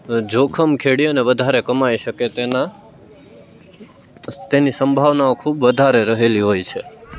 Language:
Gujarati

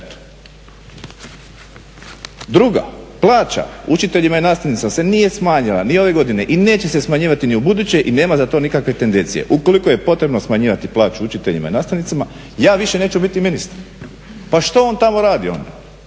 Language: Croatian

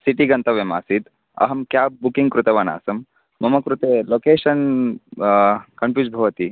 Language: Sanskrit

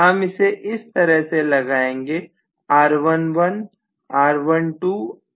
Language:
Hindi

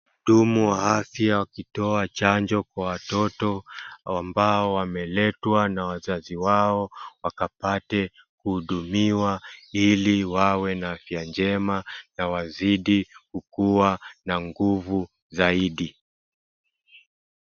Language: Swahili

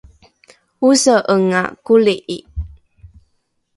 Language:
Rukai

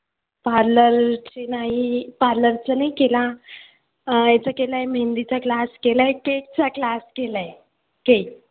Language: Marathi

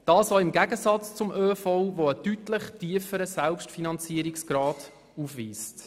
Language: Swiss German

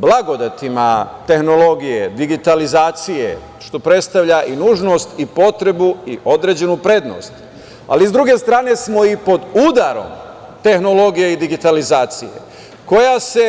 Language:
Serbian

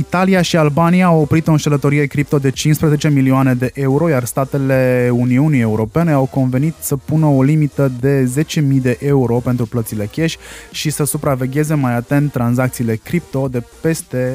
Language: Romanian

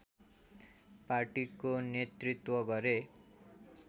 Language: Nepali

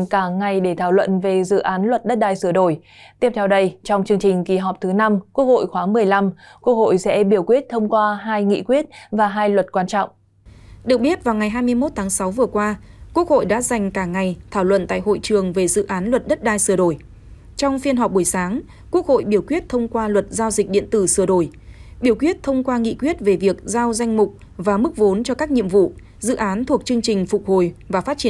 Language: Vietnamese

